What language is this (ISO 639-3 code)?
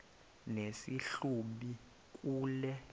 xho